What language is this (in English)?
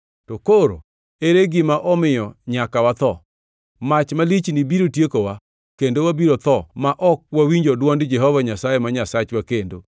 Luo (Kenya and Tanzania)